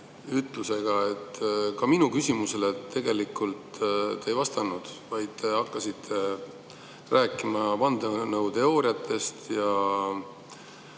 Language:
Estonian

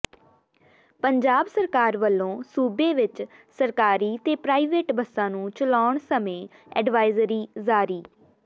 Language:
Punjabi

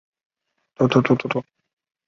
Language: Chinese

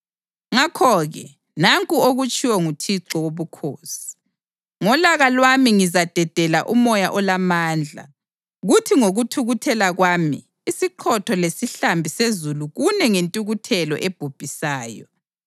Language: North Ndebele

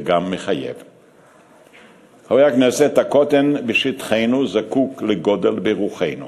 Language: Hebrew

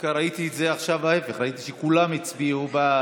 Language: Hebrew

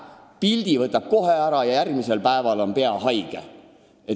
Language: Estonian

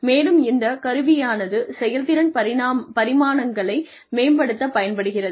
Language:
Tamil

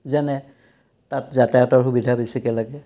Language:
Assamese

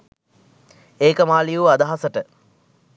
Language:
Sinhala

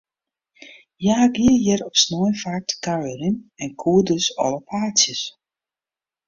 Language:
Western Frisian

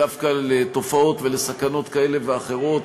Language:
Hebrew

